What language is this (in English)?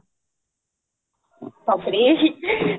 Odia